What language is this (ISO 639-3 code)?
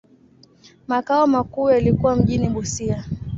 swa